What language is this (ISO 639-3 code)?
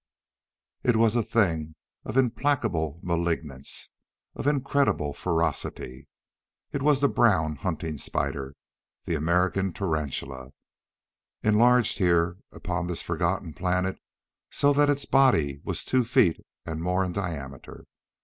eng